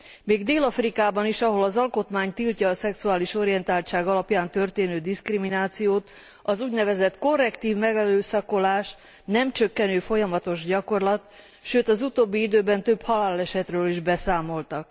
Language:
Hungarian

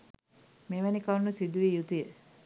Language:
Sinhala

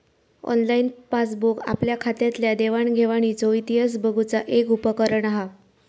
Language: Marathi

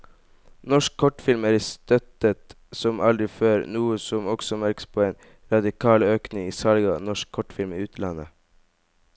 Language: Norwegian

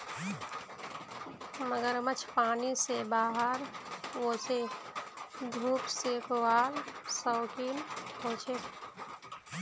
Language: Magahi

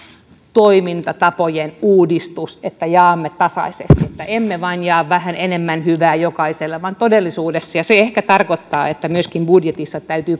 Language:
Finnish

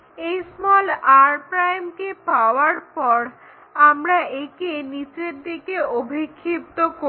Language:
Bangla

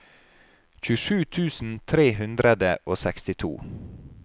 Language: Norwegian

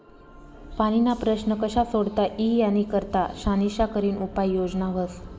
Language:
Marathi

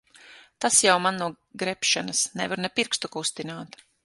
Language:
Latvian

